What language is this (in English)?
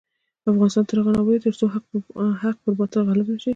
Pashto